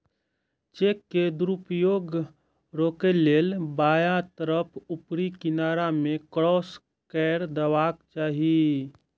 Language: Maithili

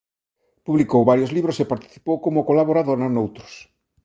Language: Galician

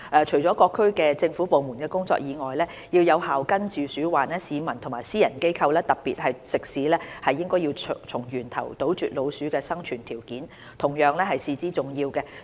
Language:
Cantonese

